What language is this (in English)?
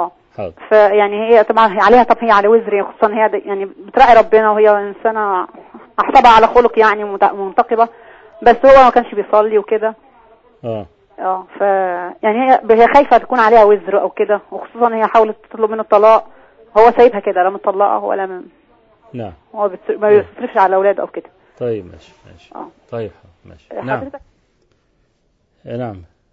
Arabic